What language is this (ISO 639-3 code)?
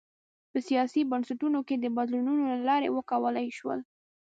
pus